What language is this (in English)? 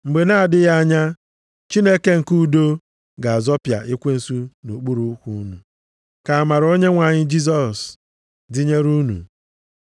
Igbo